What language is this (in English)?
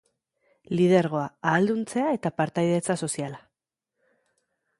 Basque